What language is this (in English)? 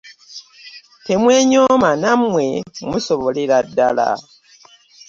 Ganda